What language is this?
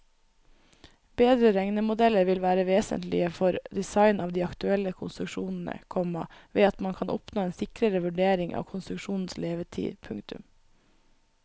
Norwegian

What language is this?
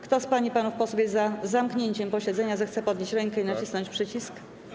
Polish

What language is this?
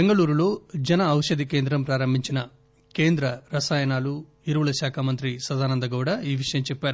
Telugu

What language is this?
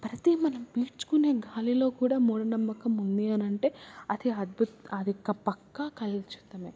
Telugu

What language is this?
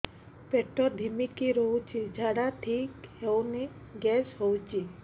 Odia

